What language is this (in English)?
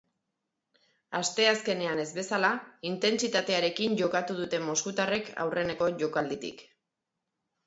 Basque